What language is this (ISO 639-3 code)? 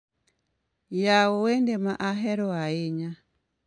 luo